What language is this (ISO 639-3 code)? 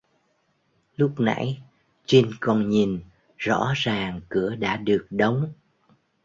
vie